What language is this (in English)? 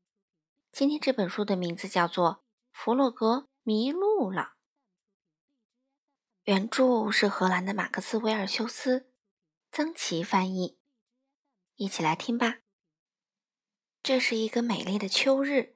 Chinese